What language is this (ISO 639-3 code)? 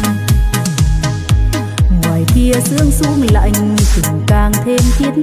vie